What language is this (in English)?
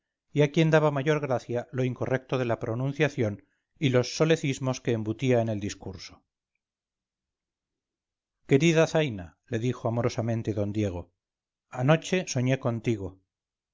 Spanish